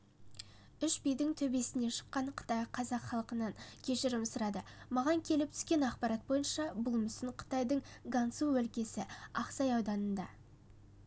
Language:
Kazakh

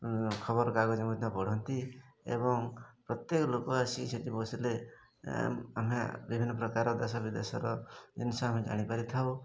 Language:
Odia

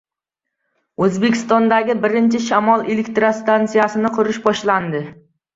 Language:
Uzbek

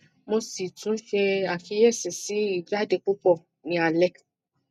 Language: Yoruba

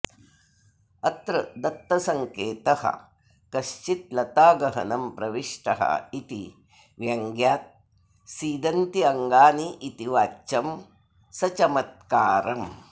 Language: Sanskrit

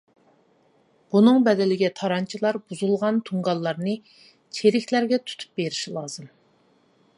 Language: Uyghur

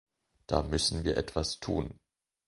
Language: German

